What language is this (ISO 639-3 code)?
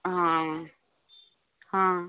ori